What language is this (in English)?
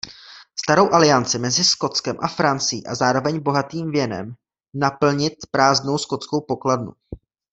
Czech